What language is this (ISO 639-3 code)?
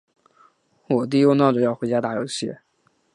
zho